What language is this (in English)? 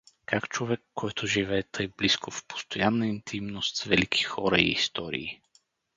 Bulgarian